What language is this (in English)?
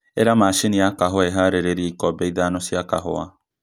Kikuyu